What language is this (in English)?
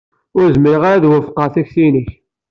Kabyle